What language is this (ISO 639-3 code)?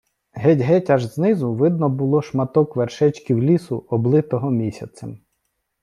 ukr